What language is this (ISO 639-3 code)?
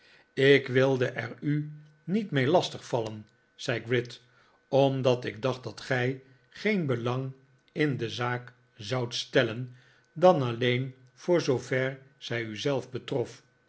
nld